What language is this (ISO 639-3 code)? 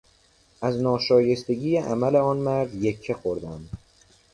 fas